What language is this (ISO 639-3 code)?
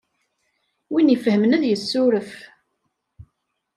kab